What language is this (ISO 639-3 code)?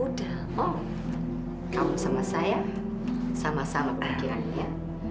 ind